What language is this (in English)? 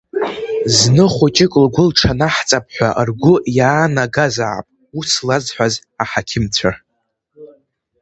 Abkhazian